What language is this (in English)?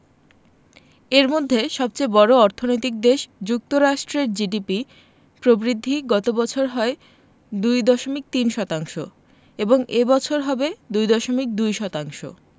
Bangla